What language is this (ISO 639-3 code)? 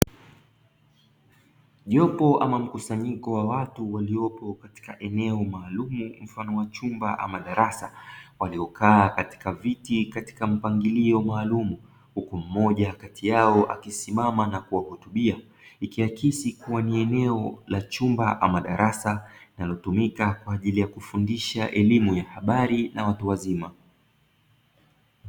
swa